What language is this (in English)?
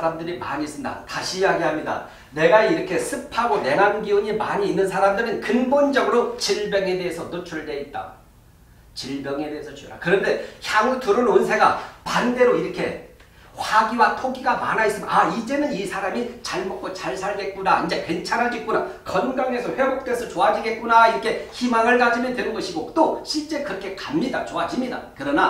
Korean